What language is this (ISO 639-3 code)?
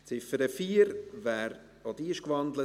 gsw